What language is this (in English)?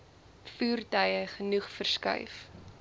Afrikaans